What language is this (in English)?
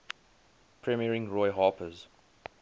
English